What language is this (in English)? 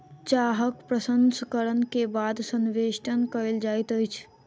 Maithili